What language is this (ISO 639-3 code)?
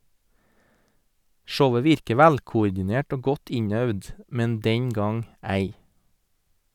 nor